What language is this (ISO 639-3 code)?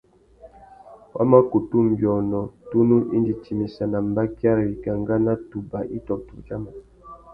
bag